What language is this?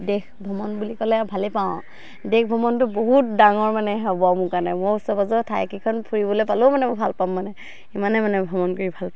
Assamese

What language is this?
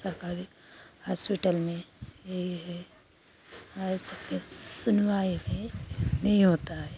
Hindi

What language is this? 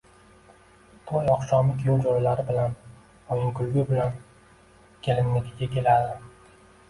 Uzbek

